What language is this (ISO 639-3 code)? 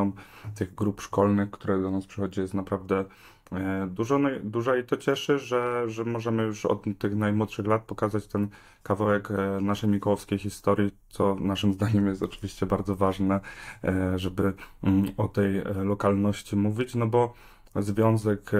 pol